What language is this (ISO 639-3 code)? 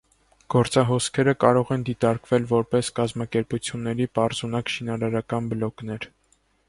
hye